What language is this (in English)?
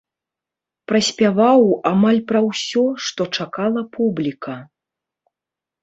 Belarusian